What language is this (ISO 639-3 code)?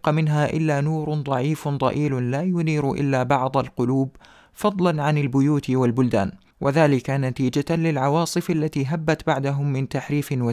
ara